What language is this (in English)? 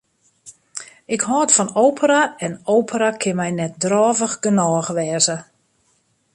Western Frisian